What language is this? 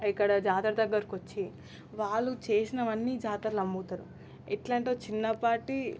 Telugu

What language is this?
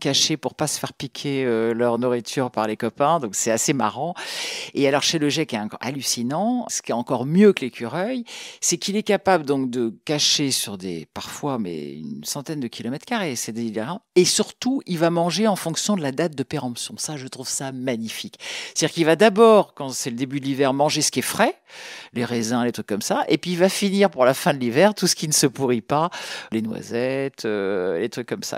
French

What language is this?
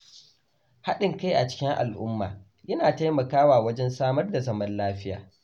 Hausa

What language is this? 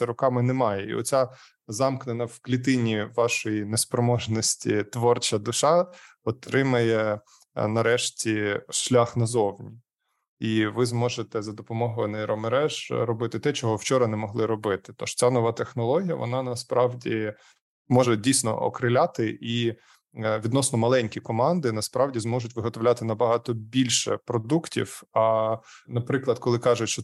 Ukrainian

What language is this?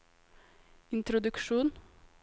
Norwegian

